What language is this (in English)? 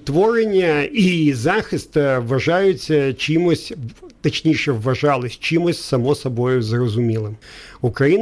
Ukrainian